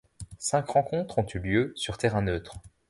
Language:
French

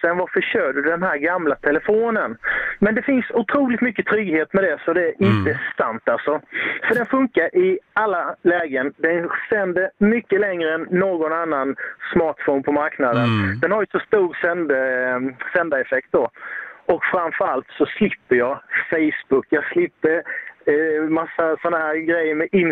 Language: Swedish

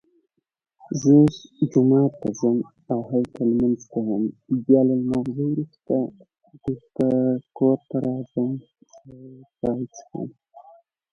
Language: Pashto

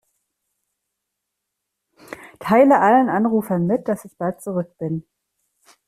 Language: German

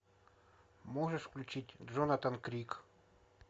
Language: Russian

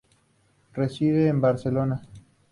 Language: Spanish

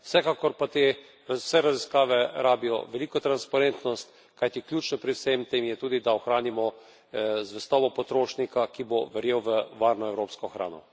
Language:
Slovenian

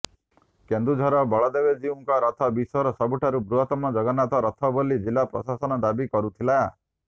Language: Odia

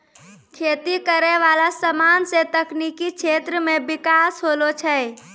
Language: Maithili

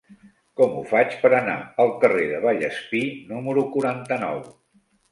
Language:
Catalan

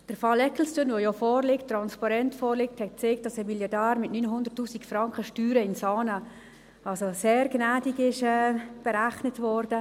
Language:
Swiss German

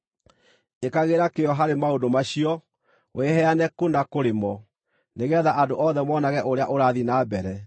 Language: Kikuyu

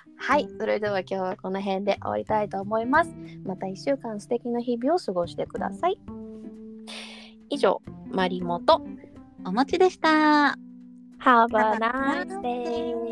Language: Japanese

